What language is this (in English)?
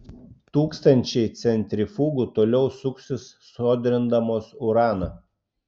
Lithuanian